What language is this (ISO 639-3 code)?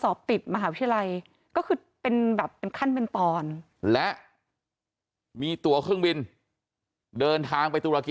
tha